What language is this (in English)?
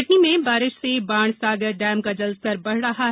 Hindi